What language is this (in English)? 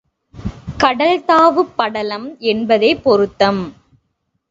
Tamil